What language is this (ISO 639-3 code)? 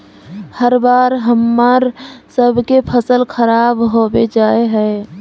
mag